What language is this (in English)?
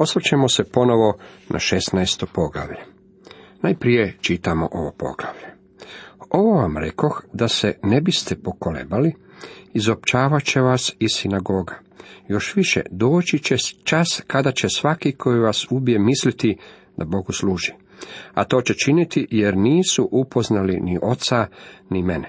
Croatian